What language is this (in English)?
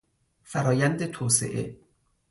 Persian